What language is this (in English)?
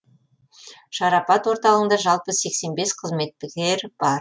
Kazakh